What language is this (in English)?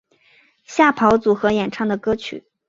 Chinese